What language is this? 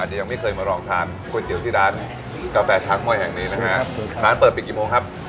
Thai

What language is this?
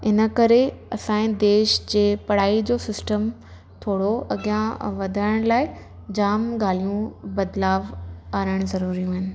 Sindhi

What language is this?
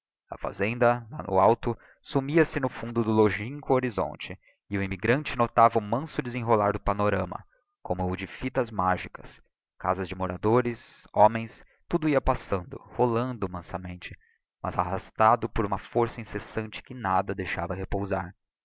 Portuguese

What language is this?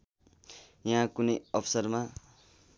Nepali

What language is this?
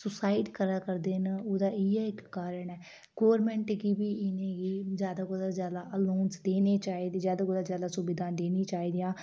Dogri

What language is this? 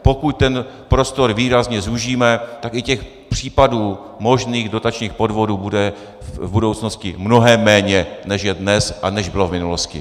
Czech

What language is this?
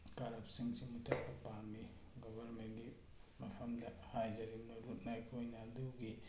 Manipuri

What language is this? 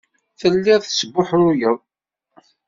Kabyle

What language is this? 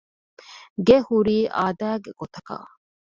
Divehi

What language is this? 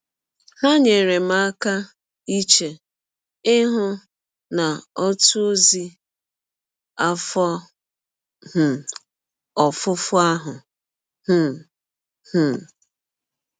Igbo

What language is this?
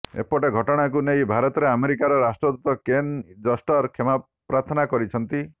Odia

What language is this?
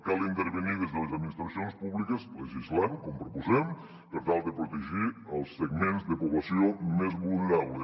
Catalan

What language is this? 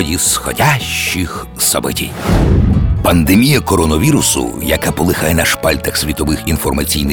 Ukrainian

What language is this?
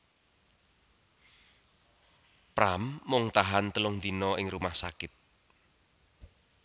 Javanese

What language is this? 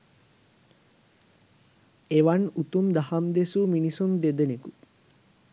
Sinhala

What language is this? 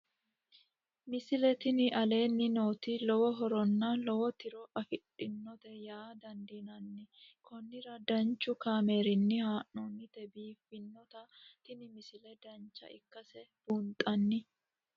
Sidamo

